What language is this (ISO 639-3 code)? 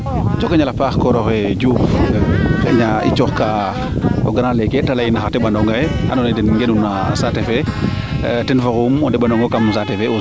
srr